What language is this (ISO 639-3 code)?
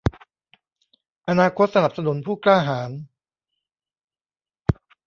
tha